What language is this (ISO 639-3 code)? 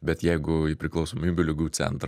lit